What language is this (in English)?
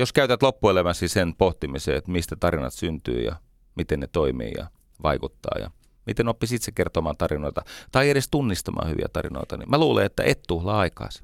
Finnish